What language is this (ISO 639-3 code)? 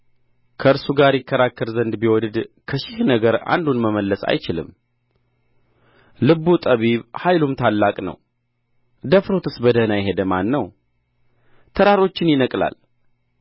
amh